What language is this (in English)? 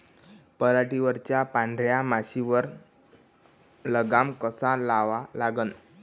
Marathi